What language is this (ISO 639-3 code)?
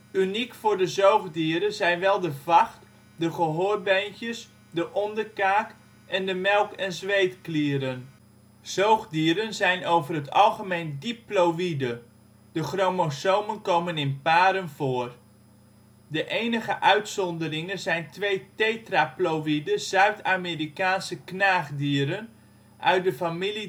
nld